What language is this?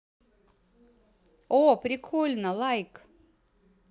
Russian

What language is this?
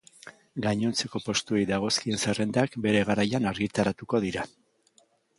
Basque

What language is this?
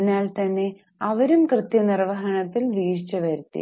Malayalam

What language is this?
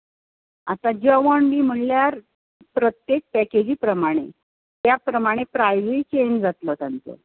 Konkani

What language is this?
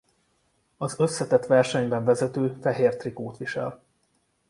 Hungarian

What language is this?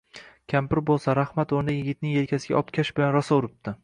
Uzbek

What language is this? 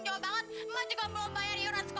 Indonesian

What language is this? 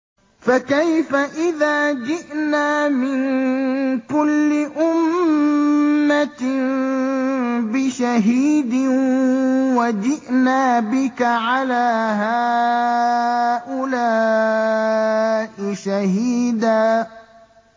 Arabic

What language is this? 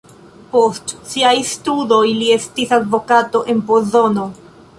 Esperanto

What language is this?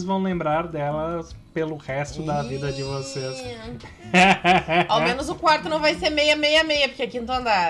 Portuguese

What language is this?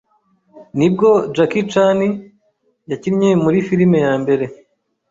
Kinyarwanda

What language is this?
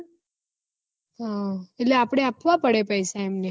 Gujarati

